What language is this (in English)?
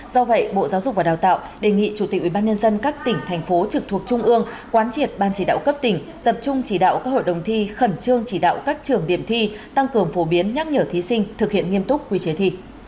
Vietnamese